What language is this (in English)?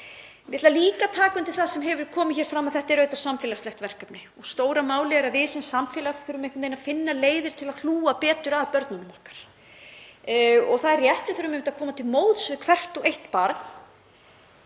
Icelandic